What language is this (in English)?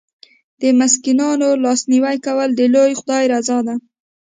Pashto